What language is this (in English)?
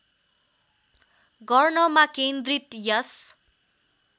Nepali